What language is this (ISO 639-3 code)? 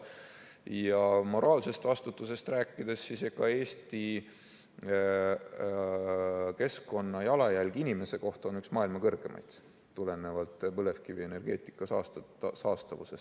est